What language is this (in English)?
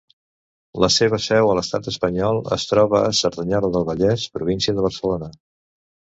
Catalan